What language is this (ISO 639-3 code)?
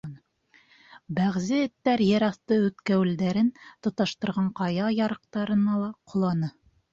bak